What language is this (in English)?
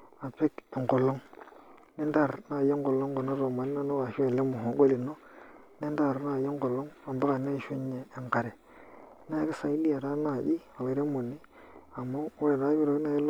Masai